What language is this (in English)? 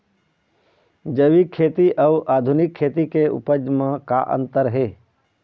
Chhattisgarhi